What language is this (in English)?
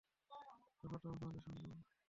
Bangla